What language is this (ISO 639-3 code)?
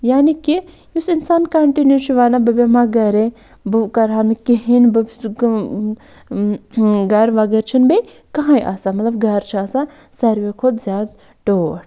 kas